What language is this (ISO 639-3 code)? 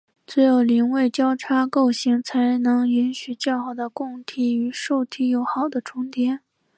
zho